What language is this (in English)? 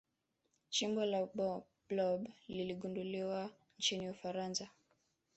Swahili